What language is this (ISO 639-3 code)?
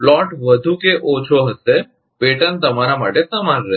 guj